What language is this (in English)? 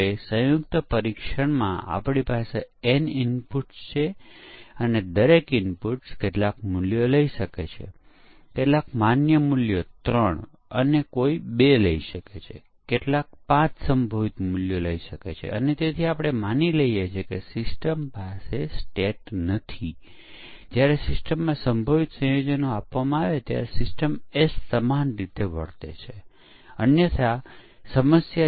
Gujarati